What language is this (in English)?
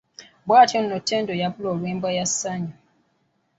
Ganda